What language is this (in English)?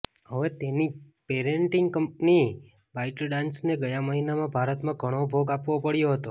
Gujarati